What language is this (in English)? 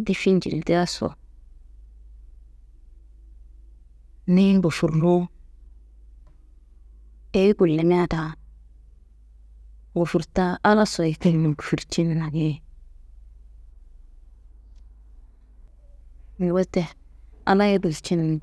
Kanembu